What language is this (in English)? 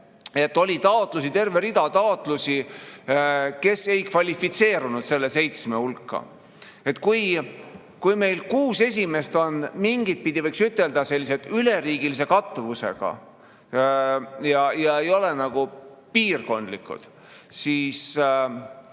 Estonian